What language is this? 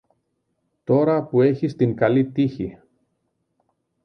Greek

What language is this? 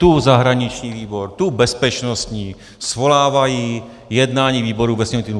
Czech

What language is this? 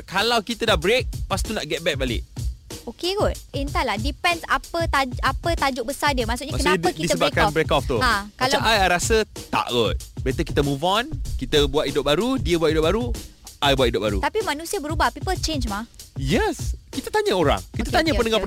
Malay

